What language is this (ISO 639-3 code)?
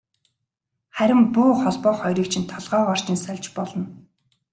mon